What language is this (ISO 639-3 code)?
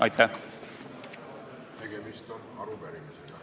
est